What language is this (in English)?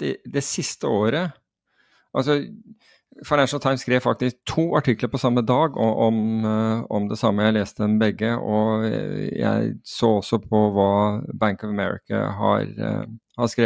Norwegian